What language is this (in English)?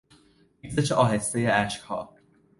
Persian